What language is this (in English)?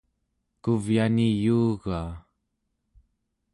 Central Yupik